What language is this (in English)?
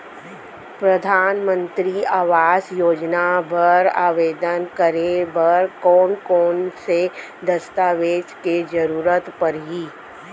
Chhattisgarhi